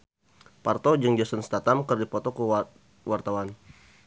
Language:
Sundanese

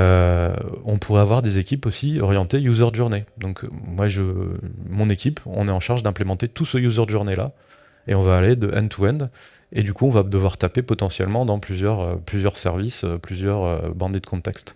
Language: French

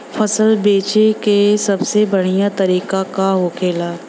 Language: Bhojpuri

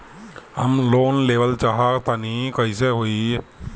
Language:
Bhojpuri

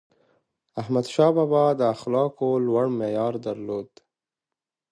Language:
Pashto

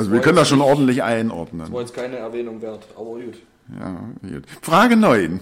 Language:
German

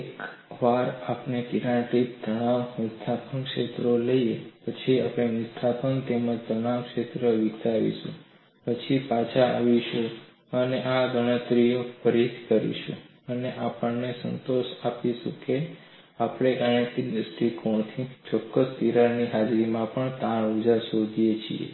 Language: Gujarati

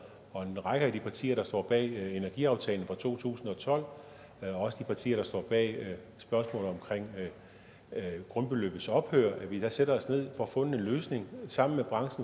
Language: Danish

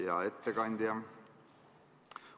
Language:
Estonian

